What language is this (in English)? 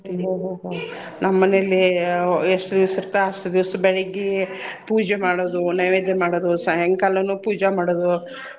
Kannada